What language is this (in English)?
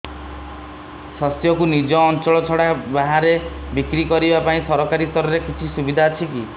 Odia